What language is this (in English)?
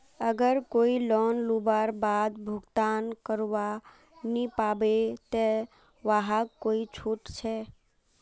Magahi